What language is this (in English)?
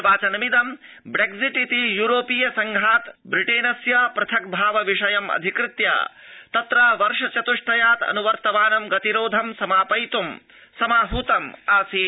Sanskrit